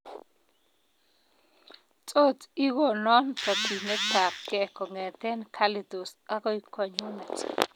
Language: Kalenjin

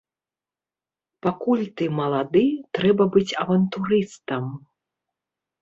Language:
Belarusian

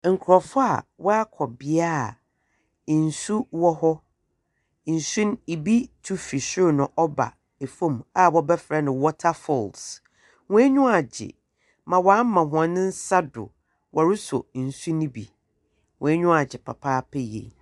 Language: Akan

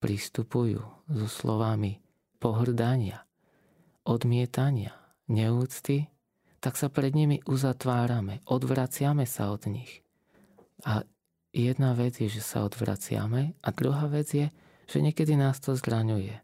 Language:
Slovak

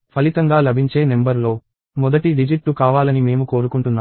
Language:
Telugu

